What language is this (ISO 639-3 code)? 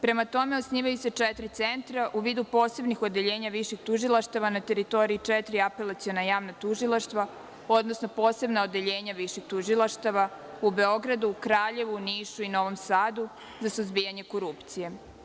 srp